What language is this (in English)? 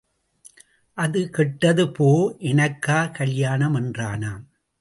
Tamil